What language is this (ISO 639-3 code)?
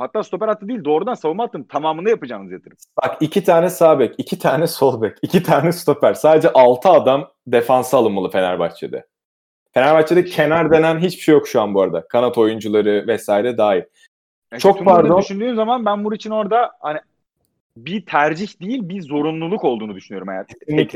tur